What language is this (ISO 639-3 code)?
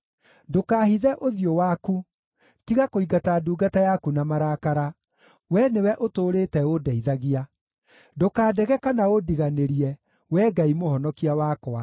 kik